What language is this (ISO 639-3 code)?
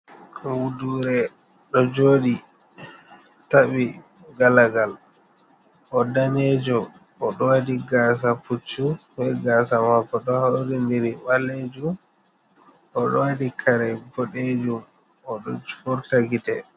ful